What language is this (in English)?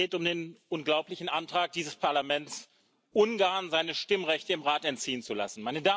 German